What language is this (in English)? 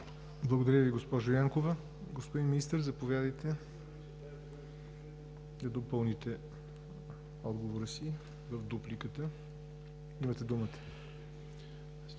Bulgarian